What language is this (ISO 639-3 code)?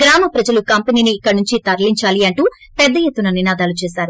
tel